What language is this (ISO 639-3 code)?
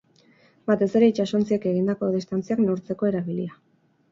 eus